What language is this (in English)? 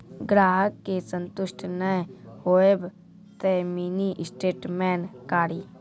Maithili